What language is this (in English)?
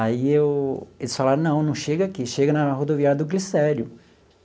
Portuguese